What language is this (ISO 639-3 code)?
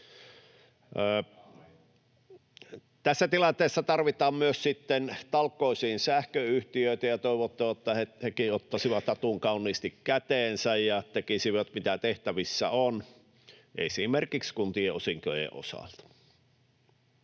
fin